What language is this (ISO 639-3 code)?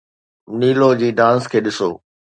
snd